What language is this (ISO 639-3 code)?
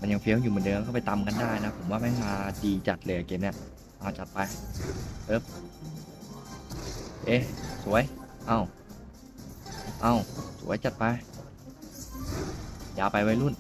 tha